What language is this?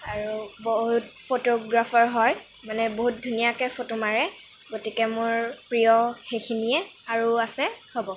Assamese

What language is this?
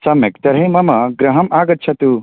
Sanskrit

